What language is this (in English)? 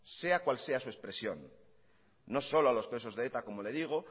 Spanish